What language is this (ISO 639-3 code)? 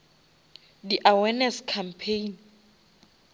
nso